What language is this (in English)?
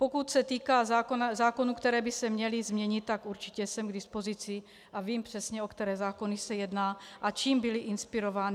Czech